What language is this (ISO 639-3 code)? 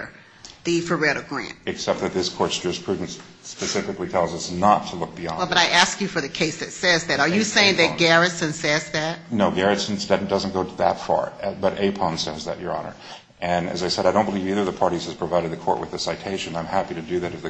eng